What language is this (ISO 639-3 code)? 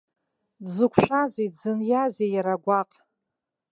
abk